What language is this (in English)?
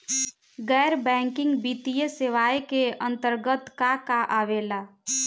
Bhojpuri